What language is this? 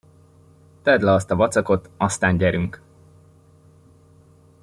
Hungarian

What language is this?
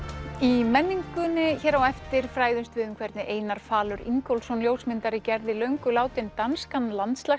Icelandic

